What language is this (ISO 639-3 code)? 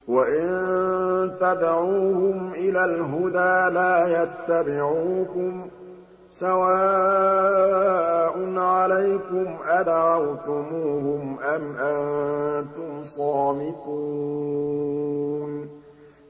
ara